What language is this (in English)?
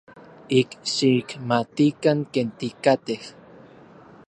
Orizaba Nahuatl